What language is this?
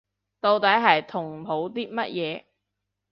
Cantonese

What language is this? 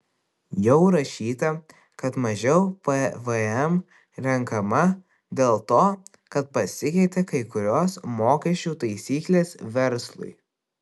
Lithuanian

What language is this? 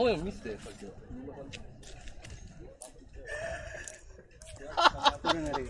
Japanese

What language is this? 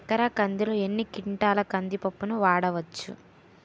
Telugu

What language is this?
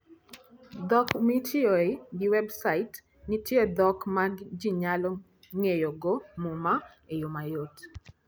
Luo (Kenya and Tanzania)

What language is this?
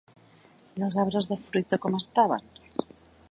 Catalan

